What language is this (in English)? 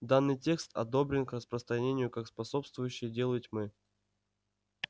Russian